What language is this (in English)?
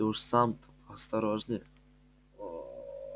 Russian